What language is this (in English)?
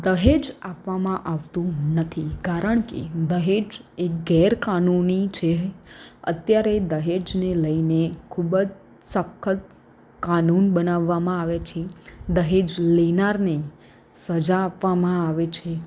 Gujarati